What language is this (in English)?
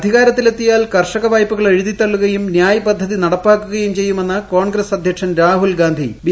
Malayalam